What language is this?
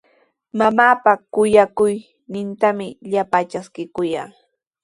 Sihuas Ancash Quechua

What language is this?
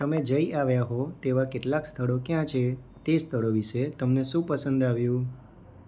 Gujarati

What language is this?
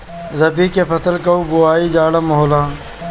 Bhojpuri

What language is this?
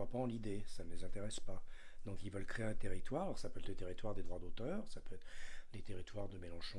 French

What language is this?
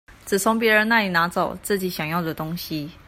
Chinese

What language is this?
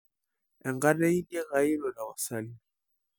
Masai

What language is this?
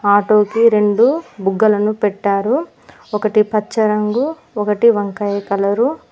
Telugu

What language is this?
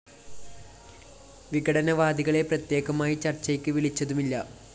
Malayalam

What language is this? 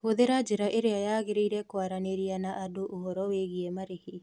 Kikuyu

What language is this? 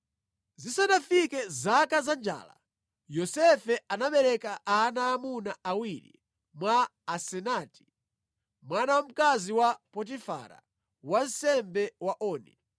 Nyanja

